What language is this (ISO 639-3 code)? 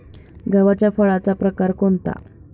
mar